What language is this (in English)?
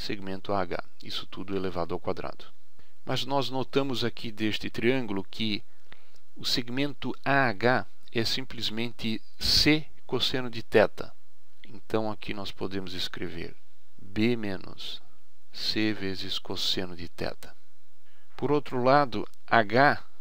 Portuguese